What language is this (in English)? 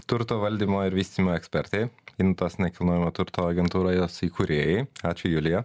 Lithuanian